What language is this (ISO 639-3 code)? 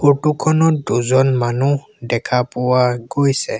asm